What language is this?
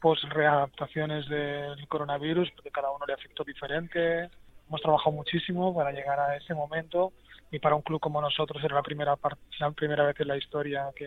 Spanish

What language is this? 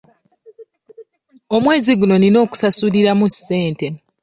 Ganda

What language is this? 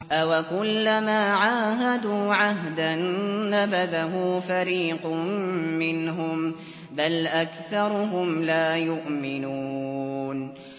Arabic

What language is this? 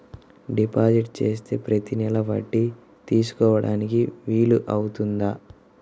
Telugu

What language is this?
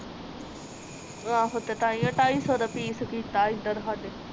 Punjabi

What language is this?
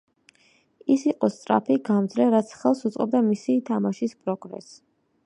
Georgian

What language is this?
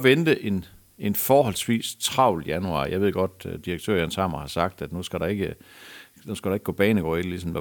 Danish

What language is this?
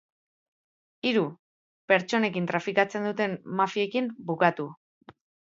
Basque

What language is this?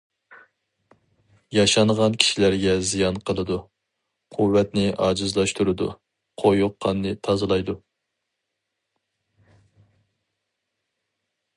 Uyghur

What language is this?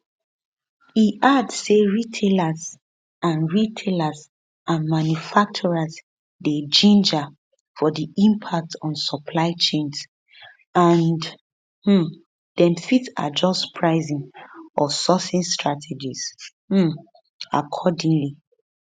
Nigerian Pidgin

